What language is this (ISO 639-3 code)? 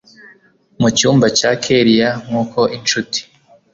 kin